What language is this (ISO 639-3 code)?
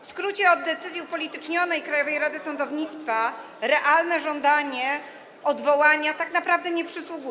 pol